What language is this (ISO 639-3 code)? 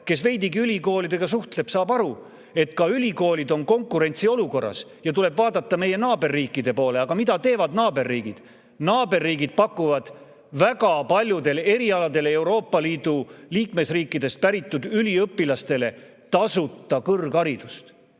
est